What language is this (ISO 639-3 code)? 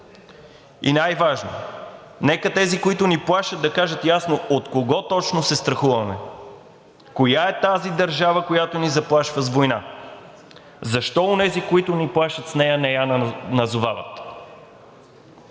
bul